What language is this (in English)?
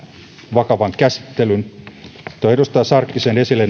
Finnish